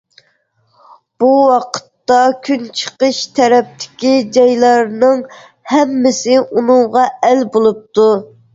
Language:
Uyghur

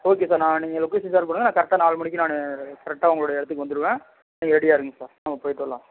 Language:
Tamil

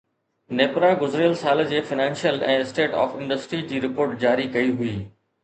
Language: Sindhi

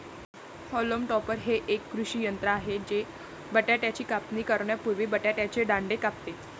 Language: Marathi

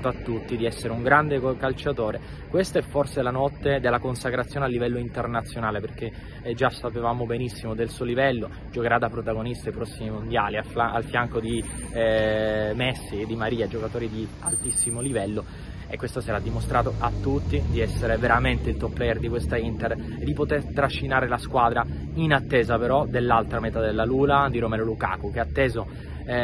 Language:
Italian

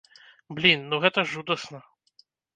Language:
Belarusian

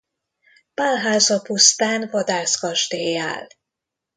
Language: Hungarian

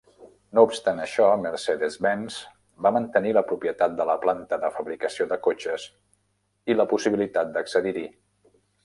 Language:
Catalan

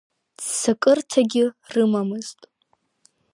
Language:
Abkhazian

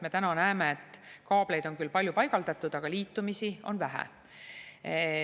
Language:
Estonian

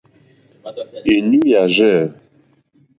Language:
Mokpwe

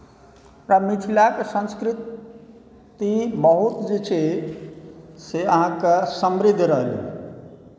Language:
Maithili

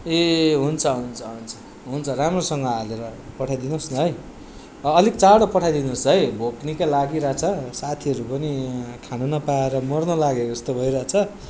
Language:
Nepali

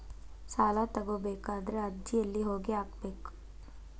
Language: Kannada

